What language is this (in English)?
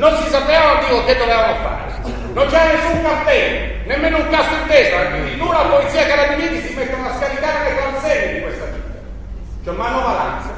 Italian